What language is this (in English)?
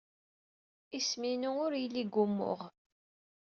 Kabyle